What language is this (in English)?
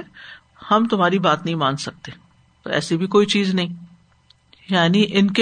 Urdu